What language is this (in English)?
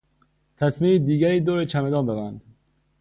Persian